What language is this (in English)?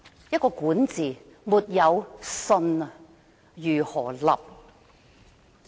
Cantonese